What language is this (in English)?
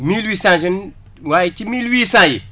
Wolof